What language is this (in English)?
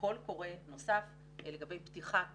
Hebrew